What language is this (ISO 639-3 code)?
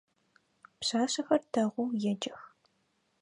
ady